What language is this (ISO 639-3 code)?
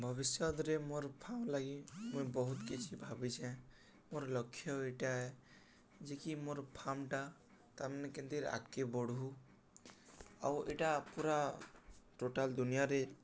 ori